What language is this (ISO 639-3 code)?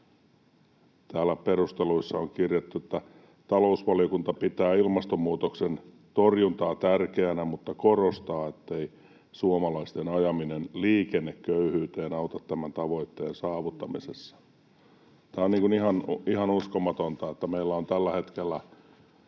fin